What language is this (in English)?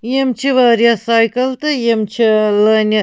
Kashmiri